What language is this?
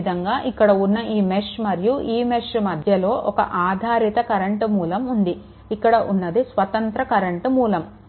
Telugu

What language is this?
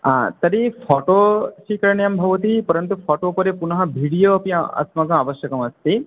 Sanskrit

